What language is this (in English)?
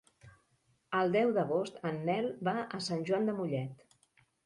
Catalan